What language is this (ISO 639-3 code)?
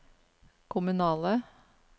nor